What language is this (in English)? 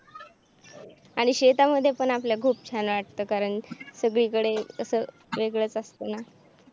Marathi